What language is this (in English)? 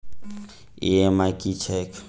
Maithili